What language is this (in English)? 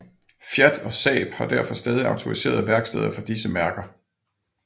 Danish